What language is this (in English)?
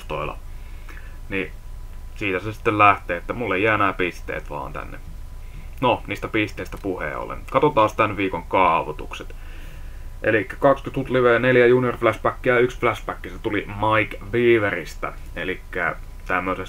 Finnish